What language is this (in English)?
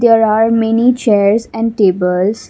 English